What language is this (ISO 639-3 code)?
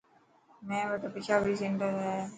mki